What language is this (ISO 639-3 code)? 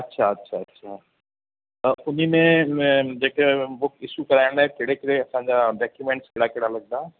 snd